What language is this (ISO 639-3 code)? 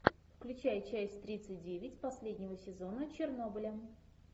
rus